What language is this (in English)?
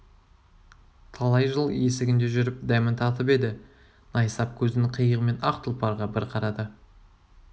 Kazakh